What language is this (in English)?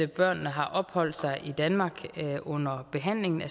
Danish